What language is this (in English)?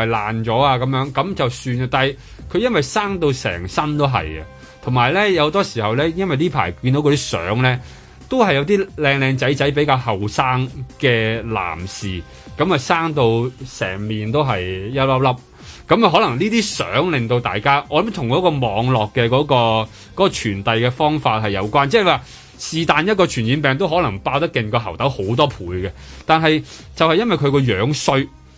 Chinese